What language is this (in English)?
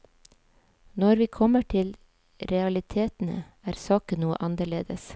Norwegian